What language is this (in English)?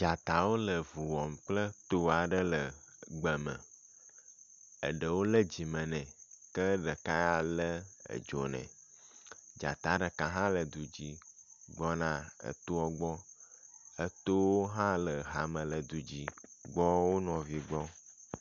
Ewe